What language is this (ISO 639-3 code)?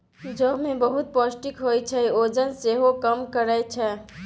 mai